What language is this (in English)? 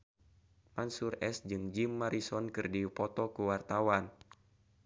Sundanese